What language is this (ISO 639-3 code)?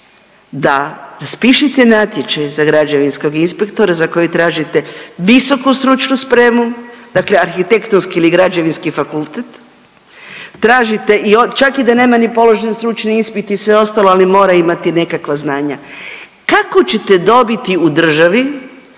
hrv